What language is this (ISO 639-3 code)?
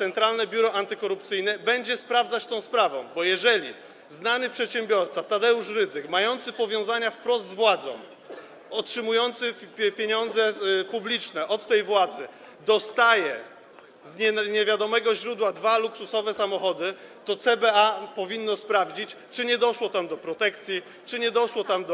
pol